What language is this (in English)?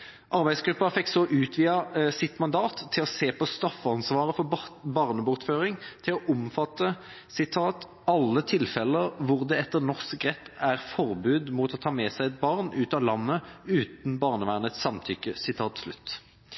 Norwegian Nynorsk